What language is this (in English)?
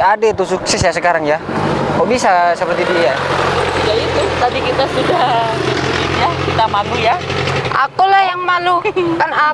Indonesian